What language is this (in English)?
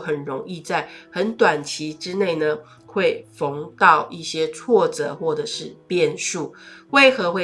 Chinese